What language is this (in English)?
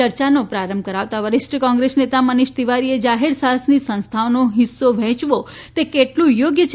Gujarati